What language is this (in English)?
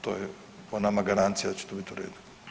Croatian